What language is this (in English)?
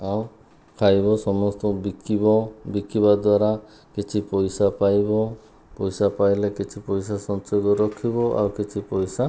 Odia